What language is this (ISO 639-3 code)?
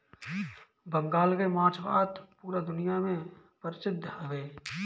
bho